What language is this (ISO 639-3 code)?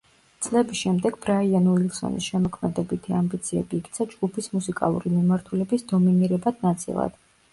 kat